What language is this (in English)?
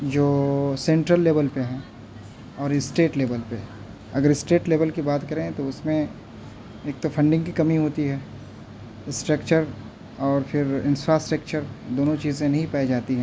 Urdu